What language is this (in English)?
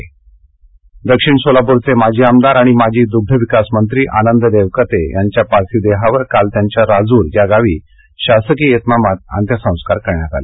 Marathi